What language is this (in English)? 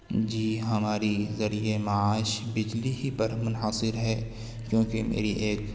Urdu